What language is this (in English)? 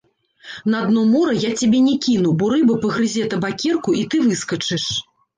Belarusian